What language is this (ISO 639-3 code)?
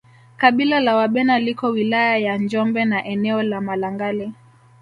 swa